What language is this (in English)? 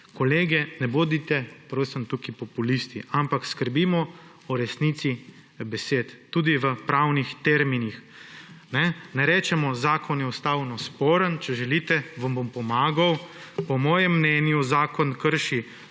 Slovenian